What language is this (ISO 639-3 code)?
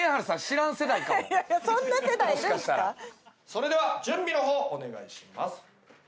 jpn